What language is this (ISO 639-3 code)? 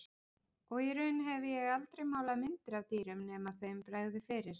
isl